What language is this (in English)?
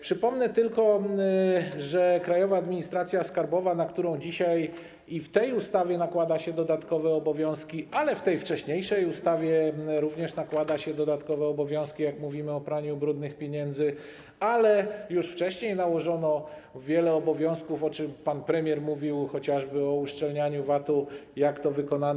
Polish